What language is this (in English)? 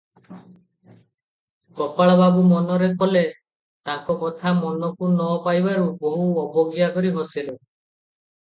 Odia